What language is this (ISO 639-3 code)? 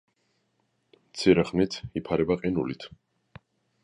kat